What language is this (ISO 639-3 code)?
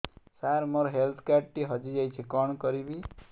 ori